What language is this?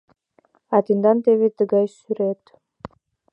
Mari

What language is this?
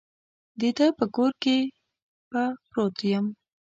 Pashto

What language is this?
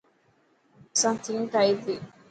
Dhatki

